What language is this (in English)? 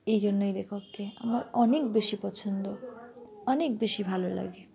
Bangla